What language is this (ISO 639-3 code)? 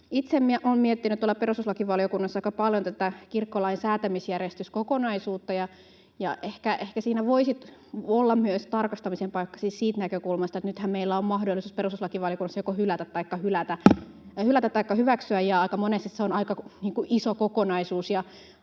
fin